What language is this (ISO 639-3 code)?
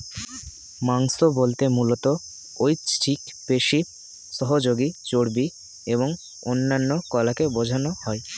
ben